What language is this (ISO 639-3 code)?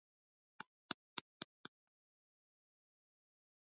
swa